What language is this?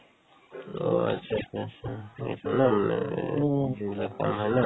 Assamese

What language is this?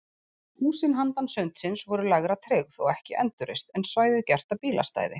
Icelandic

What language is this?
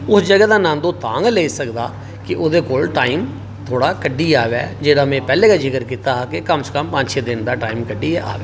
Dogri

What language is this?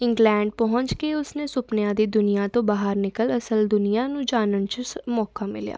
Punjabi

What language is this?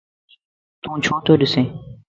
Lasi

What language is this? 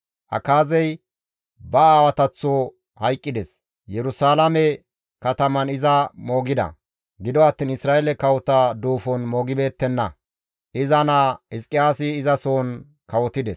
Gamo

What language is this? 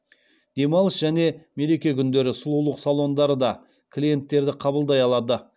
Kazakh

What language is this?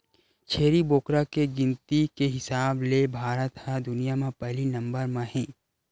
Chhattisgarhi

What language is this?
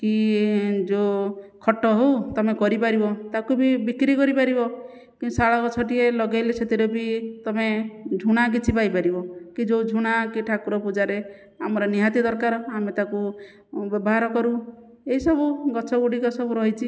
Odia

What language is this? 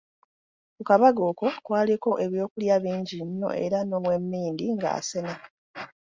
Ganda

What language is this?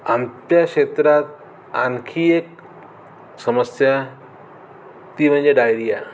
Marathi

